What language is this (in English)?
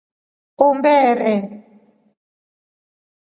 Rombo